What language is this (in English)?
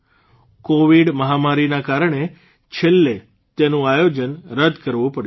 Gujarati